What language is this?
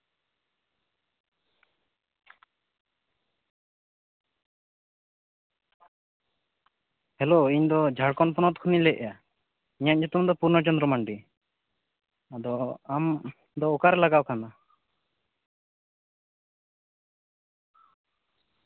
Santali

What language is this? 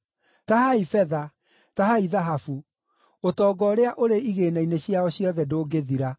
Kikuyu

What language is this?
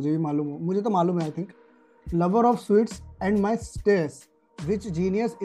Hindi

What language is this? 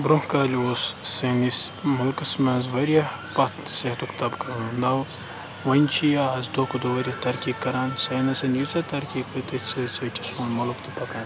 Kashmiri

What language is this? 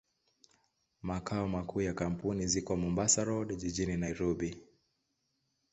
Swahili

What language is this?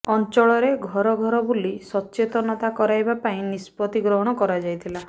Odia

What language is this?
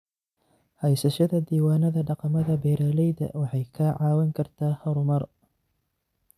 Somali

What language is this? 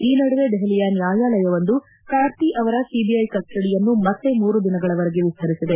Kannada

